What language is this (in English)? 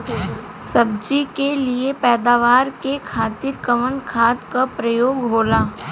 Bhojpuri